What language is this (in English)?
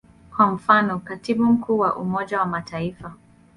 Swahili